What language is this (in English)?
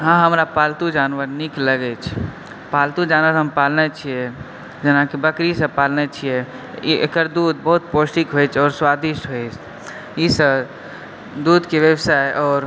Maithili